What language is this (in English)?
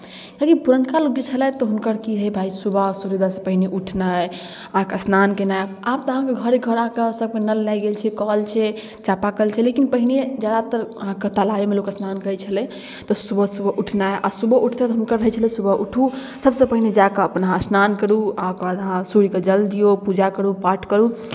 Maithili